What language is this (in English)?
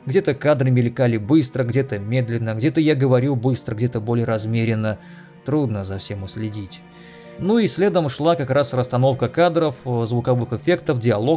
Russian